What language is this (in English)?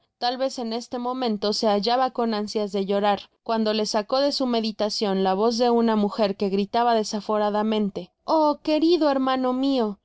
Spanish